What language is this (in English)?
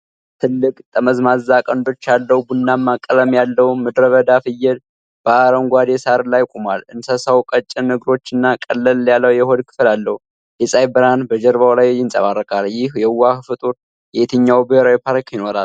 Amharic